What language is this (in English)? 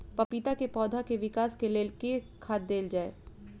Maithili